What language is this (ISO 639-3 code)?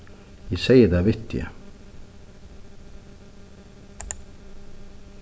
fao